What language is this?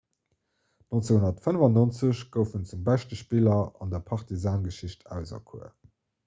Luxembourgish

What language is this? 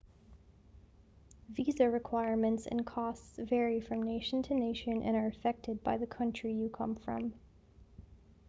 English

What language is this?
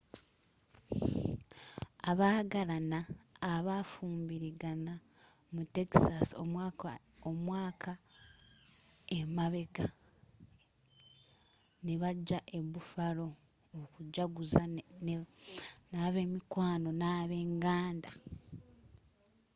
Ganda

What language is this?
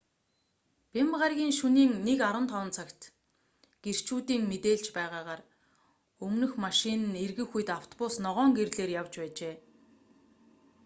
Mongolian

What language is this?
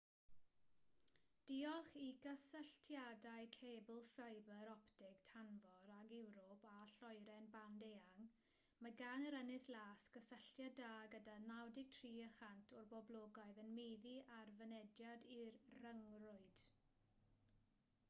Welsh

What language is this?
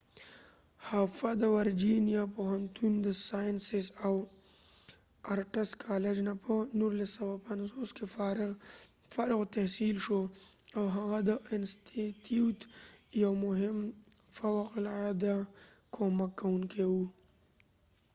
Pashto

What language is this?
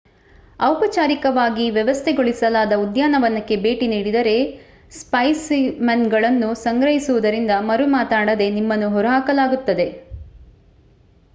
Kannada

